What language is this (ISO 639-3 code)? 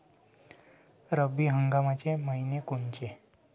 mar